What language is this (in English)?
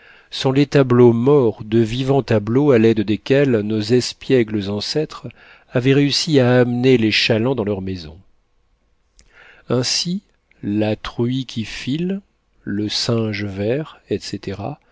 French